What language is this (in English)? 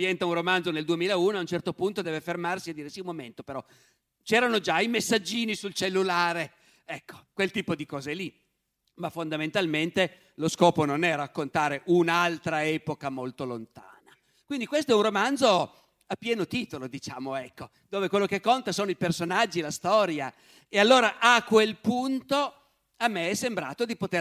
Italian